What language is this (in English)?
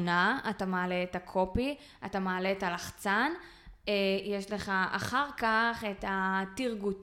Hebrew